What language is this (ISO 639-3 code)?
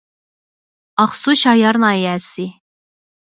uig